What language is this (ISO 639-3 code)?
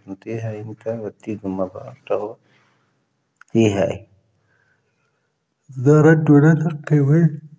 thv